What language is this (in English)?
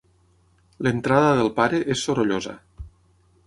Catalan